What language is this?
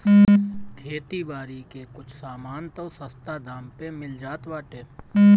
Bhojpuri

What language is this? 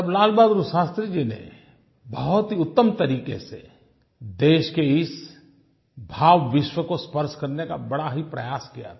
Hindi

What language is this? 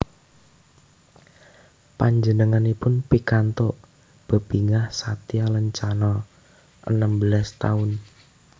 Javanese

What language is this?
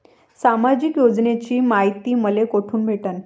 Marathi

